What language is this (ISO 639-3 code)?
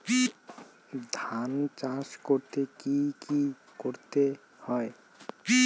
ben